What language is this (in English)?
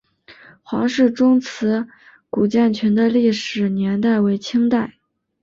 Chinese